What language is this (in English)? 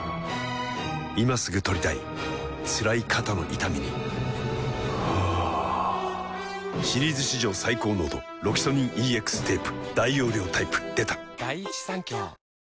Japanese